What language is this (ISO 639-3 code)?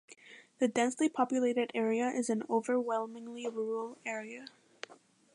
eng